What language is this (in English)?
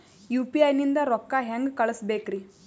Kannada